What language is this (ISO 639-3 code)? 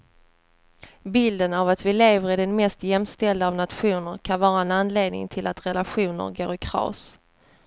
swe